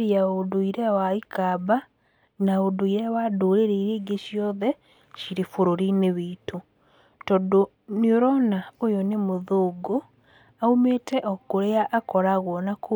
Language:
Kikuyu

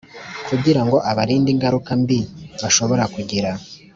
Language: Kinyarwanda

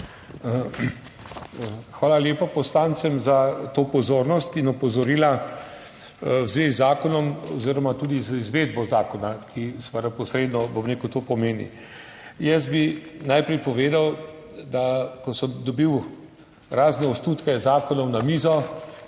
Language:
Slovenian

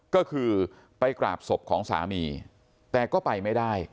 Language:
Thai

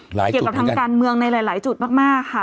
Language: Thai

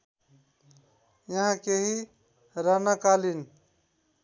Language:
Nepali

